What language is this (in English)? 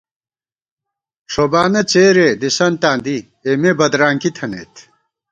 Gawar-Bati